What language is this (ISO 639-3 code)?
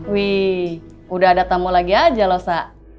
ind